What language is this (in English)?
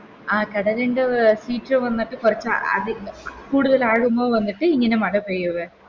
Malayalam